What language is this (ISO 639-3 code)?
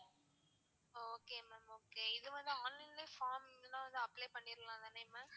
tam